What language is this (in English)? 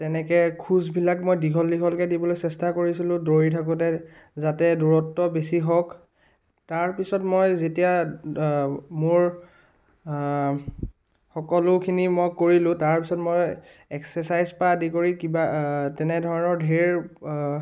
Assamese